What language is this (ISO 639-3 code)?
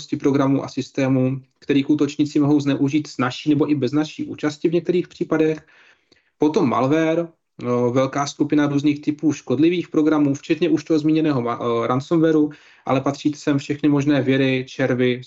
ces